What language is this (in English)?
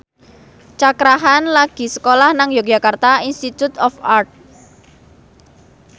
Javanese